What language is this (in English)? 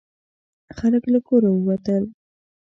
Pashto